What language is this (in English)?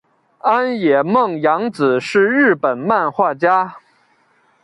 Chinese